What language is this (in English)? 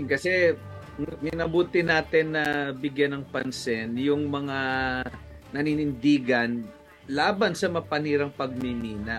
Filipino